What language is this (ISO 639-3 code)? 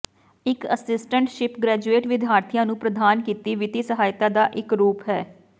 pan